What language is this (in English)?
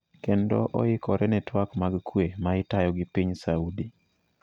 Luo (Kenya and Tanzania)